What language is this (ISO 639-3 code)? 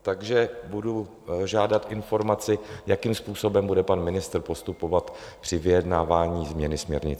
ces